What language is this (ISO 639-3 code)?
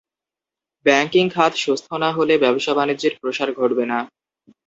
ben